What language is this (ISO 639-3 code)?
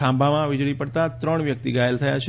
guj